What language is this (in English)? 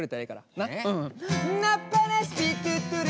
Japanese